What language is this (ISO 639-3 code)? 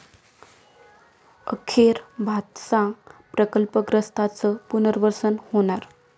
mar